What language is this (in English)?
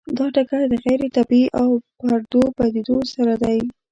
Pashto